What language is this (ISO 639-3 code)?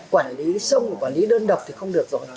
vie